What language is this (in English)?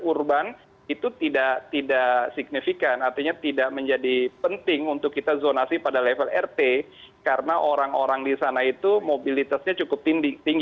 Indonesian